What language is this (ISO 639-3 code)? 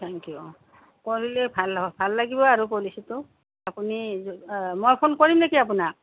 asm